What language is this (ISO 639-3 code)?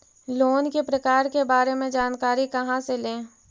mag